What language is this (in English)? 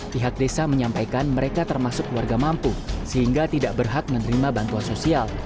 Indonesian